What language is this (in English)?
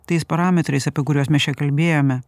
Lithuanian